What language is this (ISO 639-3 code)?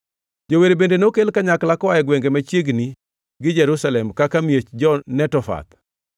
luo